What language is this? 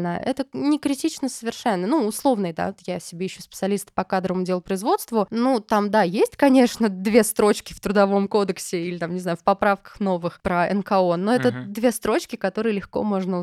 Russian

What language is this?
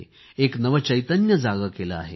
Marathi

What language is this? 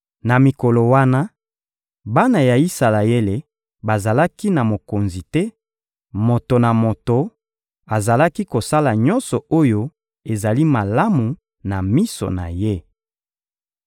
Lingala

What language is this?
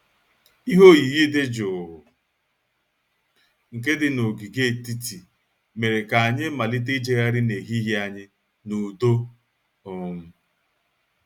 Igbo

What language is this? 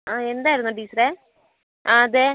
Malayalam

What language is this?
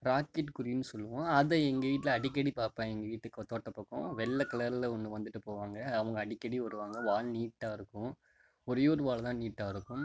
Tamil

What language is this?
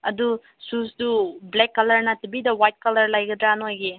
Manipuri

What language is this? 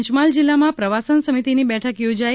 Gujarati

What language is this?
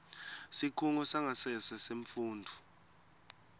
Swati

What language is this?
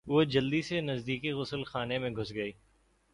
Urdu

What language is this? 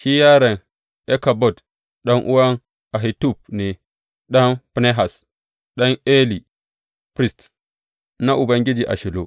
Hausa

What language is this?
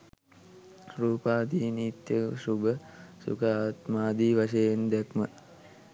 Sinhala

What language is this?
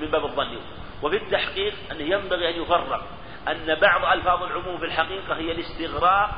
Arabic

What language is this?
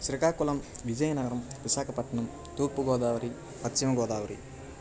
Telugu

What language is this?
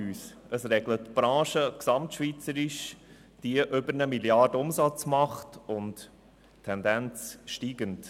Swiss German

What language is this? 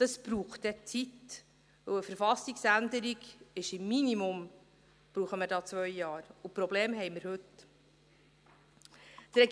Swiss German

